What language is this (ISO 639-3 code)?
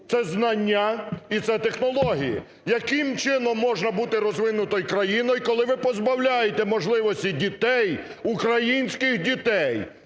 ukr